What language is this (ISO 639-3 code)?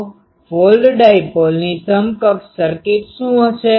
guj